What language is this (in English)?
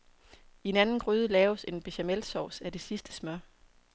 Danish